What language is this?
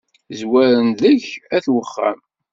Kabyle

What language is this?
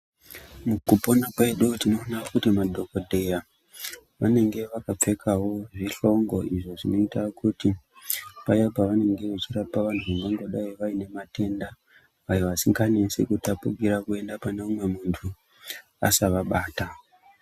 Ndau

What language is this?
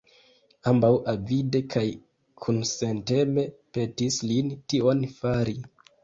Esperanto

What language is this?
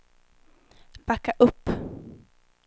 Swedish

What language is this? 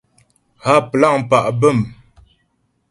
Ghomala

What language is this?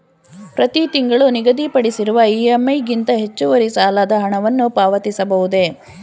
Kannada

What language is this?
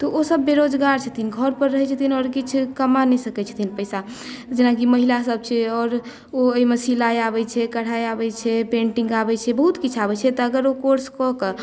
Maithili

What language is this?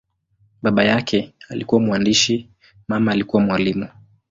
Swahili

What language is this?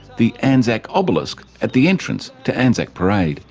English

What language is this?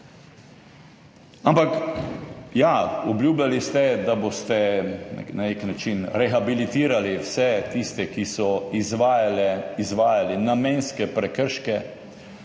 Slovenian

